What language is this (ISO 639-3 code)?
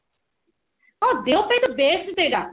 ori